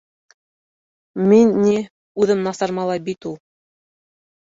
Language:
Bashkir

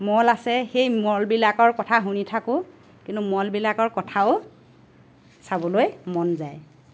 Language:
Assamese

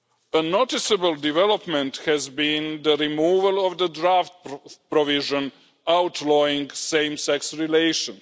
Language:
English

